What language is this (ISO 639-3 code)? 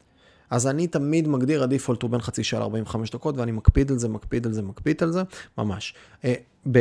heb